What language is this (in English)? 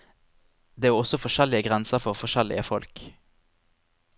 Norwegian